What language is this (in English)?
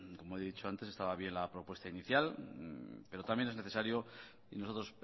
Spanish